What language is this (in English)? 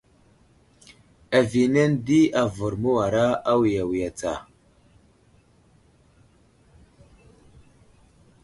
Wuzlam